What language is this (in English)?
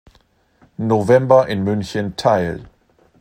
German